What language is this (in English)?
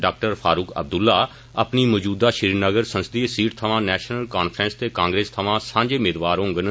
Dogri